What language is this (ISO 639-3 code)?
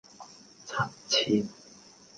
yue